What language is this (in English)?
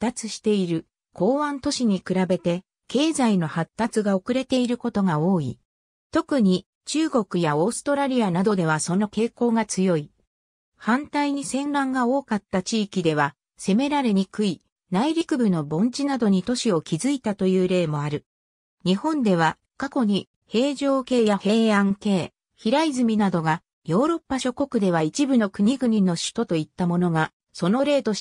Japanese